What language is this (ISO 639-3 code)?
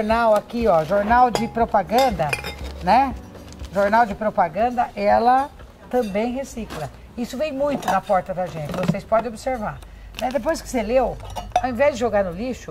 por